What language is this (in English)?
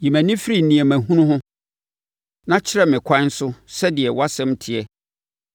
Akan